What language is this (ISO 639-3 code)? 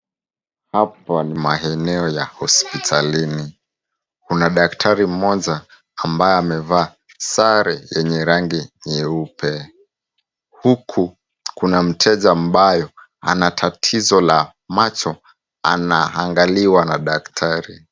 swa